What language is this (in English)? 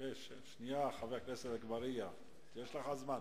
Hebrew